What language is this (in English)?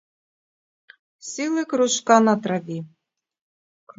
Ukrainian